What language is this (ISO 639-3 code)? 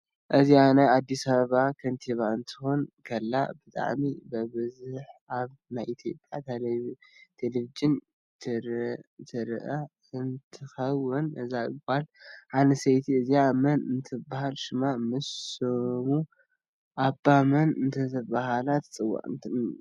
tir